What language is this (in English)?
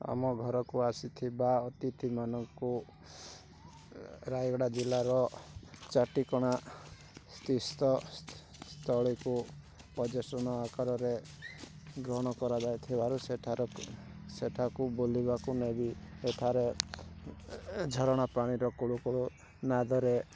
Odia